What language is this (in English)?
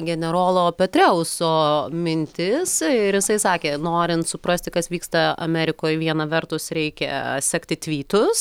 Lithuanian